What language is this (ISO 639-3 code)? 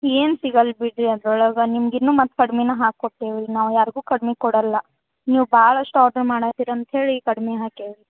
kan